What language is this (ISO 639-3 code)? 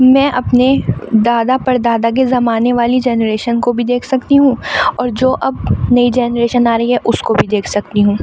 urd